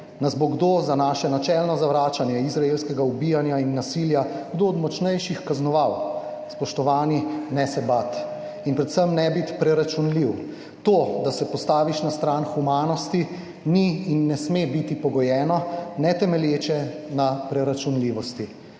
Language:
Slovenian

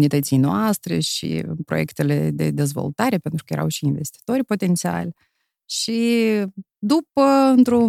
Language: Romanian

